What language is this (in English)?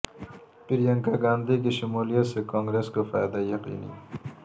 Urdu